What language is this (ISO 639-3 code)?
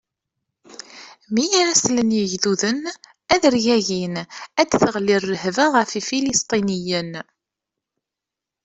kab